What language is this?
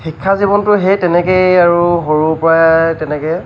Assamese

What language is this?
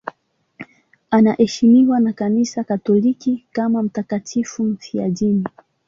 Swahili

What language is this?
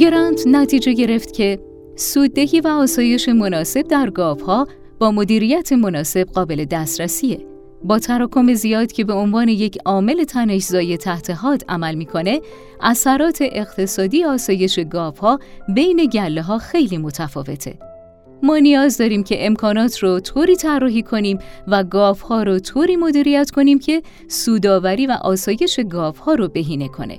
Persian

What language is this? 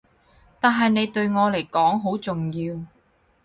Cantonese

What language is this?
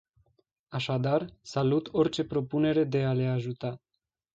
Romanian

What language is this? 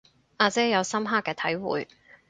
Cantonese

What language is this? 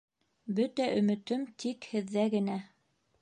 Bashkir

